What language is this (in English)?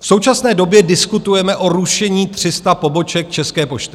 Czech